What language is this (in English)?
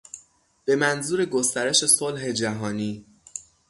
Persian